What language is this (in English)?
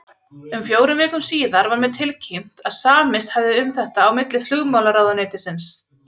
Icelandic